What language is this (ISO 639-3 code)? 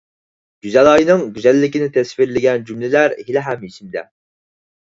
uig